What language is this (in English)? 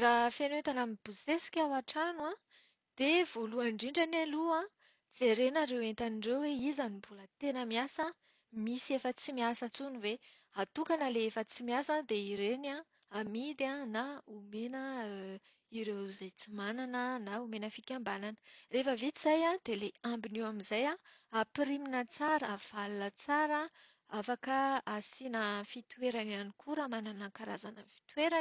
Malagasy